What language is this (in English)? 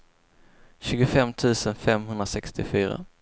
Swedish